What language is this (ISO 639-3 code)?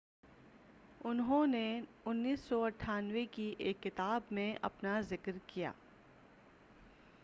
urd